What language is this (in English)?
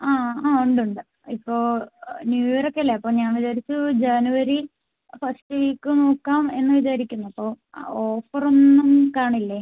Malayalam